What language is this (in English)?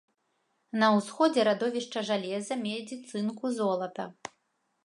Belarusian